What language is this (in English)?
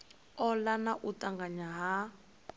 Venda